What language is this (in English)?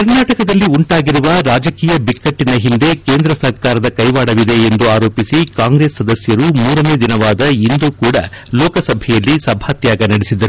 Kannada